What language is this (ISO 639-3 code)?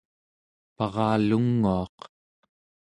esu